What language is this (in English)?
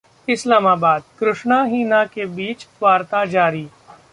Hindi